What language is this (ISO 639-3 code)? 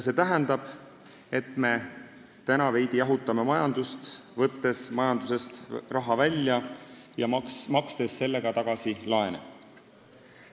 est